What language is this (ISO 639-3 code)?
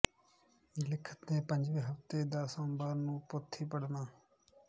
pan